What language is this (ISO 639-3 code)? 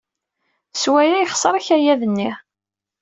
kab